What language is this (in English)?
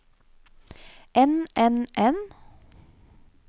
Norwegian